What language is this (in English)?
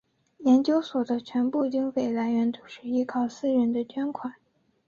Chinese